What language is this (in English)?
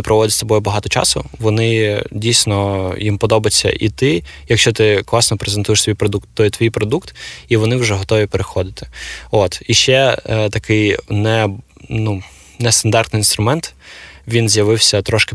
Ukrainian